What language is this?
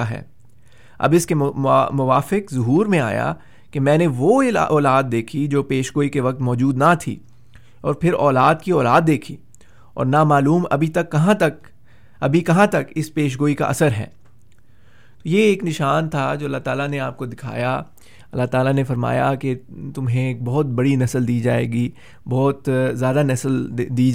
Urdu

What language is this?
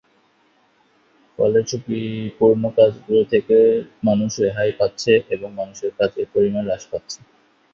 Bangla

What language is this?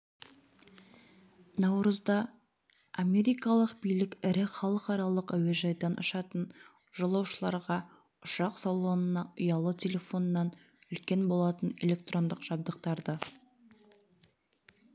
Kazakh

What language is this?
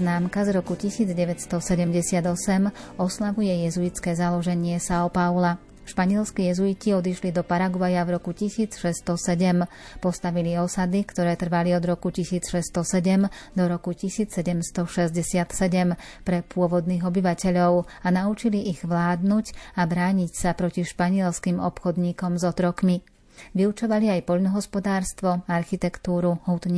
Slovak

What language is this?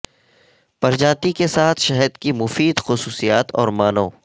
Urdu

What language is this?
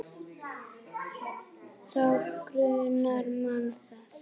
Icelandic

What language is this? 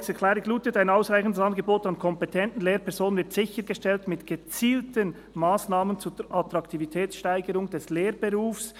Swiss German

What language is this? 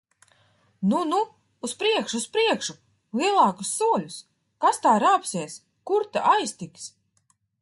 Latvian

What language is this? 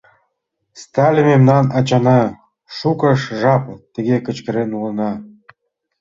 Mari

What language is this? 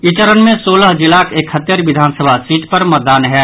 Maithili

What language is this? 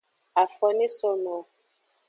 Aja (Benin)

